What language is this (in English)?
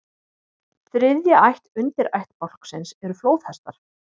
Icelandic